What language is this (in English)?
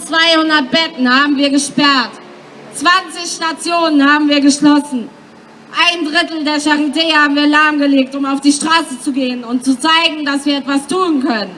German